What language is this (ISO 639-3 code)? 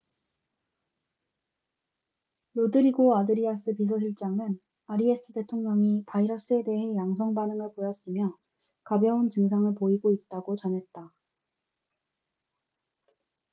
kor